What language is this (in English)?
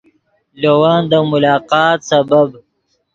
Yidgha